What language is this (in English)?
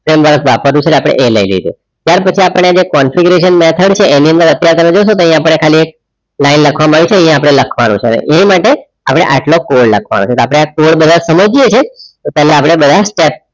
Gujarati